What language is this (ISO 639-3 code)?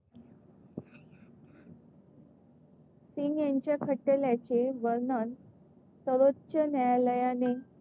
mar